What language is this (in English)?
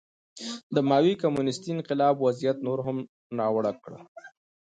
Pashto